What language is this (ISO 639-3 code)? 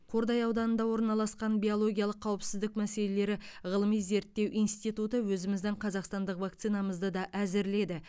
kaz